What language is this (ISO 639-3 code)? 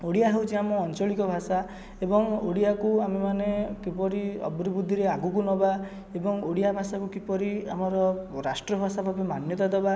ori